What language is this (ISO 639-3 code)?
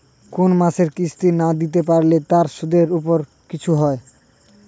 ben